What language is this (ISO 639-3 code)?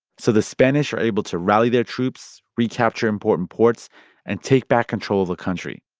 eng